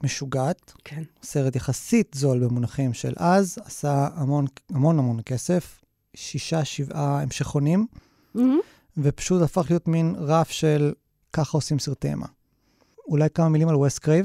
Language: Hebrew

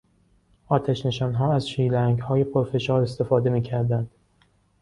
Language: Persian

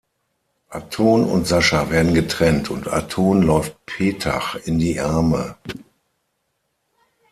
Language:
German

